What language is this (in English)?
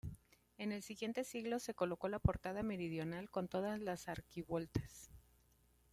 Spanish